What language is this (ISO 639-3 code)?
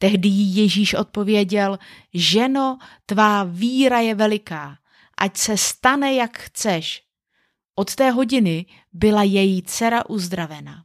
ces